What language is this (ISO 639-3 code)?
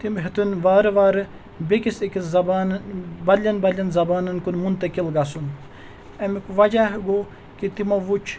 kas